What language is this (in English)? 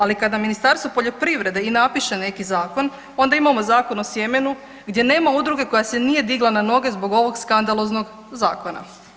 Croatian